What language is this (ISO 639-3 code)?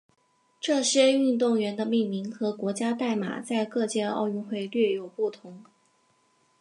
zho